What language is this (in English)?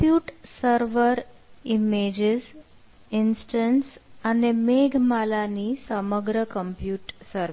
Gujarati